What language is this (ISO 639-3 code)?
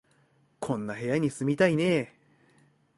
jpn